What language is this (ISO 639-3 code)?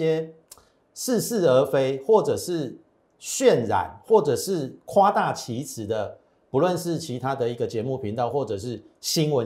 zho